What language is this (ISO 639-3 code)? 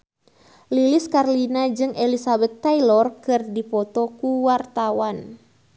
sun